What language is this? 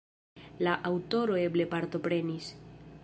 Esperanto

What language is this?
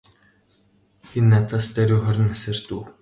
Mongolian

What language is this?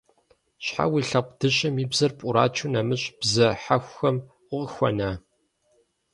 Kabardian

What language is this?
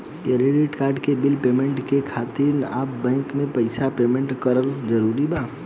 Bhojpuri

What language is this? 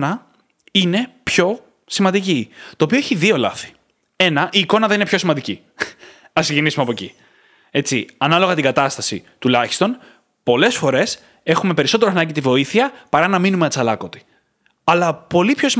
Greek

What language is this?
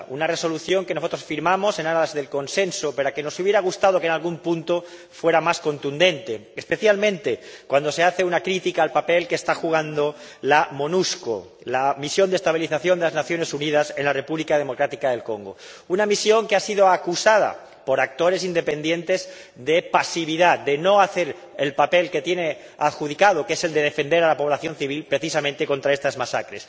Spanish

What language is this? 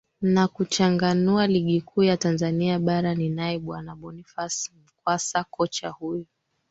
Swahili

